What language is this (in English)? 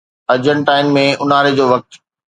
Sindhi